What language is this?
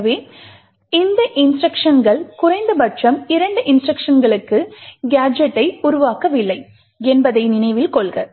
Tamil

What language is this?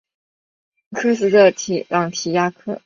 Chinese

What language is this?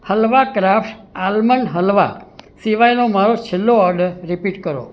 Gujarati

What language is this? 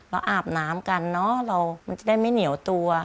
Thai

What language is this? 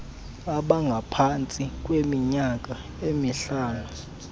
Xhosa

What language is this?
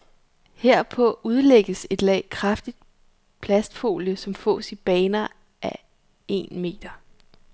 Danish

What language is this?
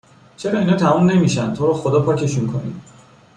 Persian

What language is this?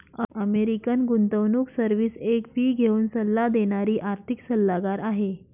Marathi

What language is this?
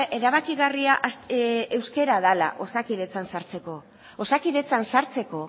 Basque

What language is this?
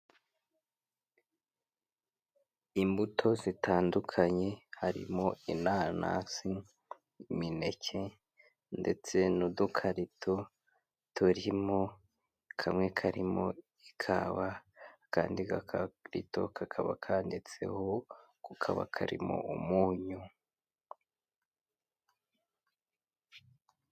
Kinyarwanda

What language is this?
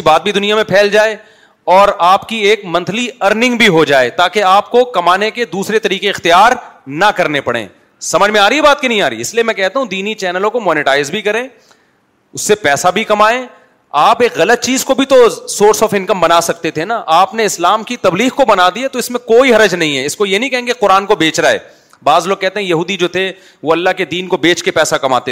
Urdu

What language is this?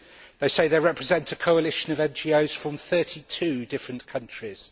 English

